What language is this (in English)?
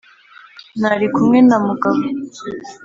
Kinyarwanda